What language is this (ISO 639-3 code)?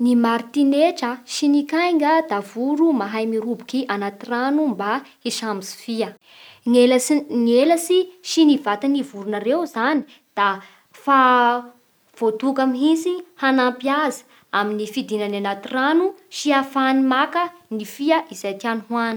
bhr